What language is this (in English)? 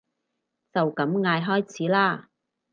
Cantonese